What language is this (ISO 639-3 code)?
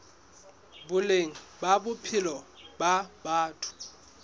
sot